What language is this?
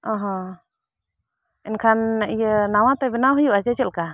Santali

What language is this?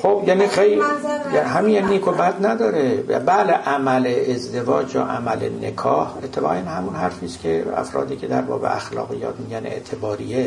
Persian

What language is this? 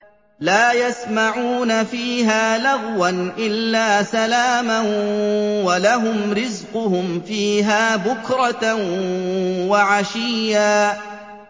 Arabic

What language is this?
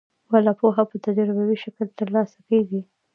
Pashto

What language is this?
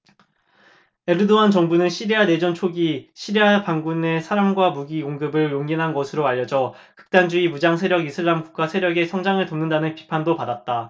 Korean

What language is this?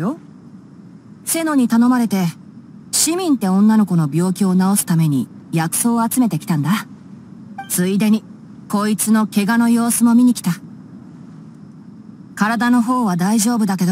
Japanese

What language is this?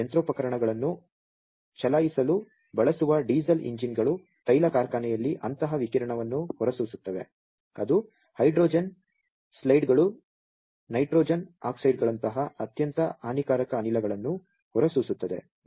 Kannada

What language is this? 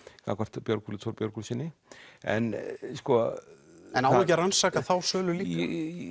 Icelandic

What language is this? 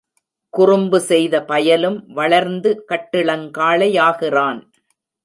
Tamil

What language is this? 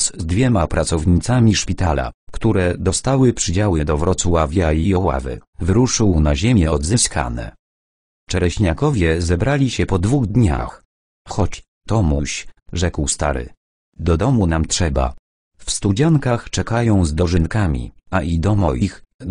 Polish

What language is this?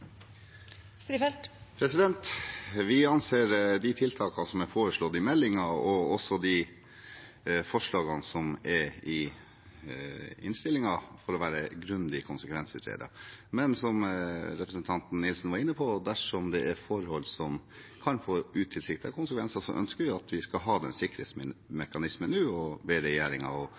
Norwegian Bokmål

